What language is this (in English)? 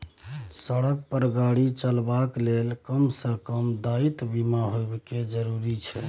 Maithili